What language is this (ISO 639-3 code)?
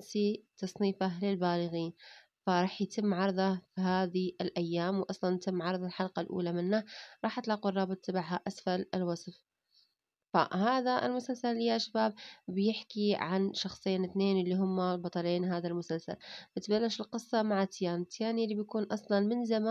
ara